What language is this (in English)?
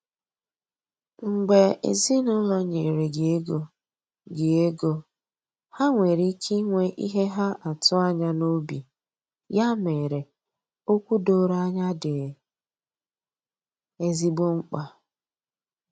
Igbo